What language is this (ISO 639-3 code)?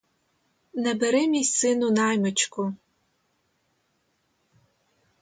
ukr